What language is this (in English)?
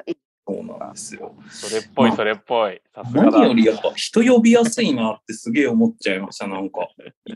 Japanese